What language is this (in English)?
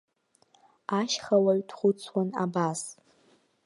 Abkhazian